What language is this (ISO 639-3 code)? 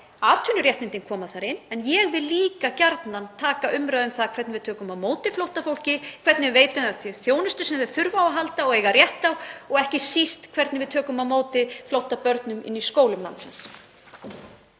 isl